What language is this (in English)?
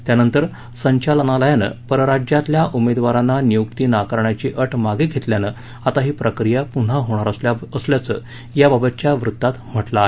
Marathi